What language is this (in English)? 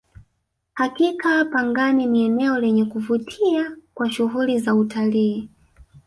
Swahili